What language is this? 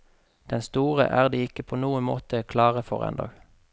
Norwegian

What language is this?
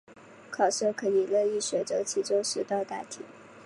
Chinese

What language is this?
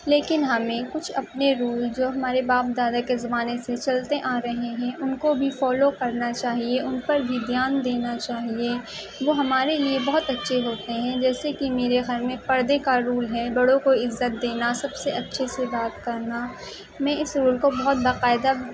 Urdu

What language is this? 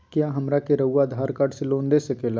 Magahi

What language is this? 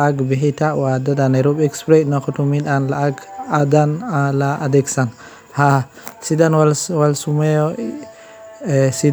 Somali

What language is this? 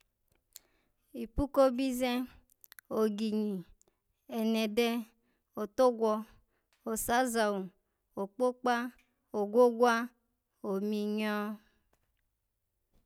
Alago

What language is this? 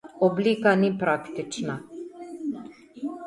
Slovenian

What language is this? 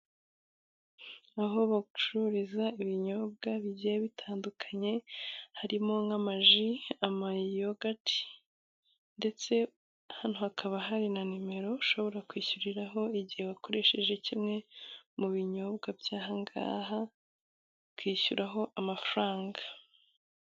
Kinyarwanda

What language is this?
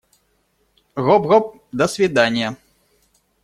Russian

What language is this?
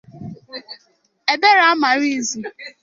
Igbo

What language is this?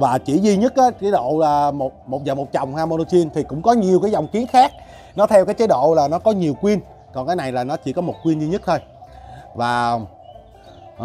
Vietnamese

